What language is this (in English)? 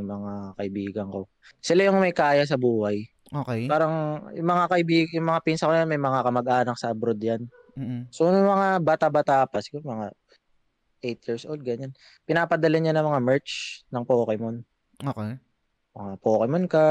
Filipino